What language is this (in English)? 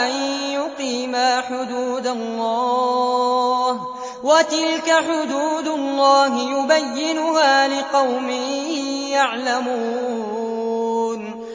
Arabic